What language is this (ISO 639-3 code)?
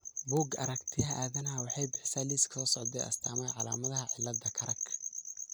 som